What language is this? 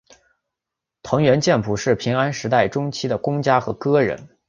Chinese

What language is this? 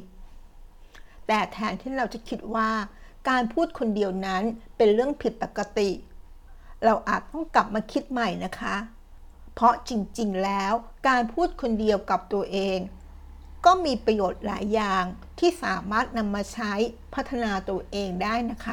Thai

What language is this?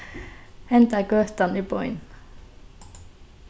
Faroese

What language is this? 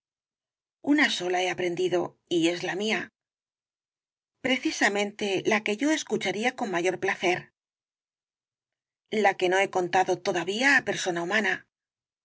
Spanish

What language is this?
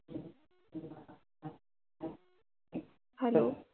Marathi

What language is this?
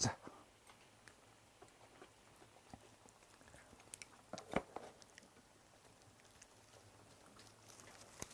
Korean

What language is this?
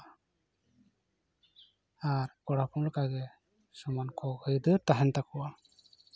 Santali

